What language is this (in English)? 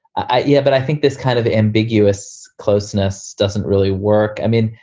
English